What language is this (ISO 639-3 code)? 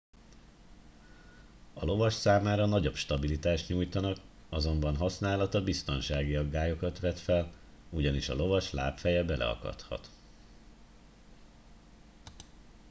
hun